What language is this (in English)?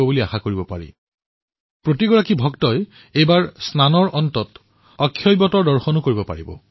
Assamese